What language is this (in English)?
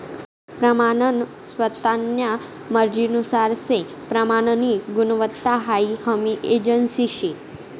Marathi